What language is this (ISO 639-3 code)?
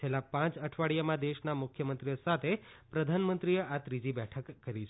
guj